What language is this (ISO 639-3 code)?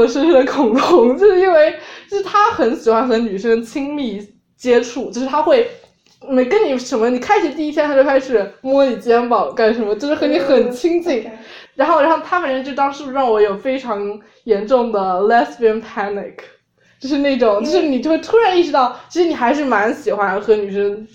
zho